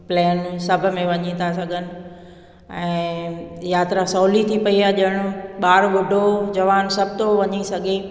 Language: Sindhi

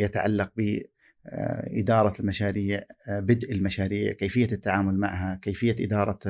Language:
Arabic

